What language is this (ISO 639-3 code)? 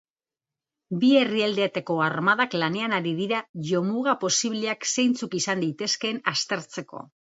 eus